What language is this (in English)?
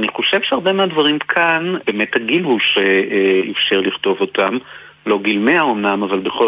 Hebrew